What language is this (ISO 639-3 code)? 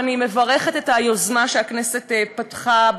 heb